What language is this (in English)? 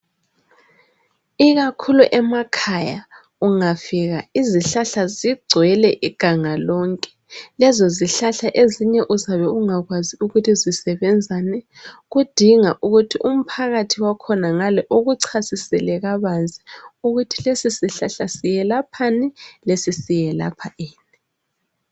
North Ndebele